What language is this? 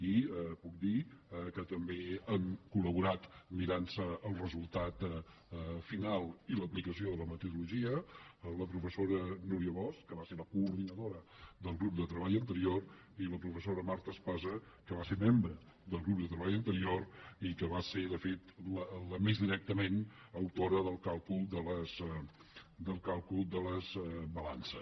Catalan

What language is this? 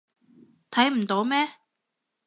Cantonese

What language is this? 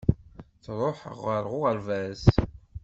Kabyle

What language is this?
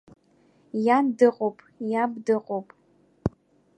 Abkhazian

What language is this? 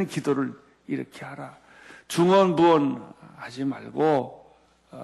Korean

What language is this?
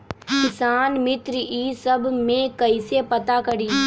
Magahi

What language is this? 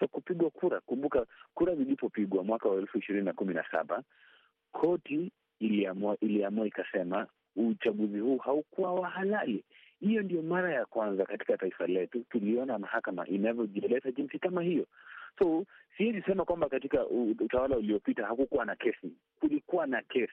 Swahili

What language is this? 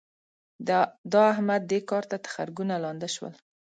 Pashto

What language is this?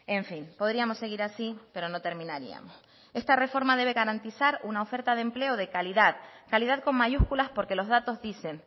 Spanish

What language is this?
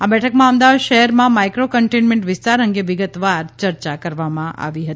Gujarati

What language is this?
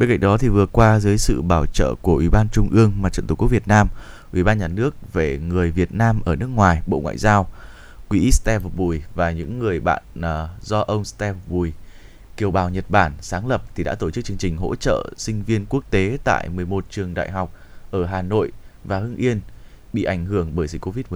Vietnamese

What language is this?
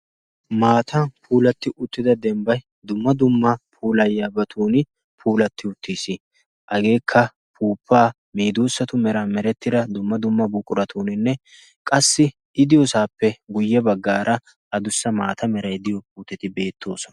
Wolaytta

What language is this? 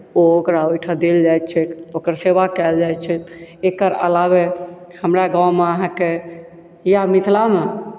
Maithili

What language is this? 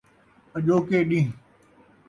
Saraiki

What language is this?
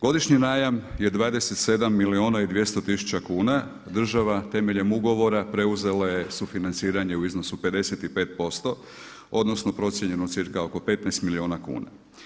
Croatian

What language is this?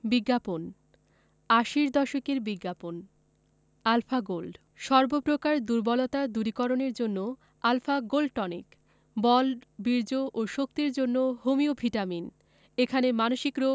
Bangla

